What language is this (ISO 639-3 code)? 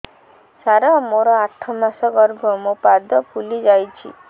ori